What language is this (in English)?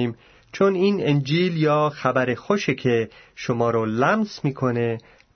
Persian